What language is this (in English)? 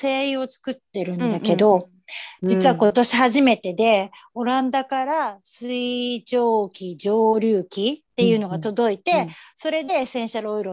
Japanese